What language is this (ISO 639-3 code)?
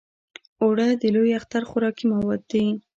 pus